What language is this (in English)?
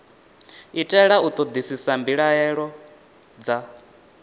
Venda